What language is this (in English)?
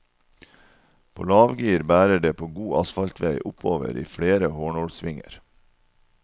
Norwegian